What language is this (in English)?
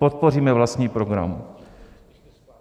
Czech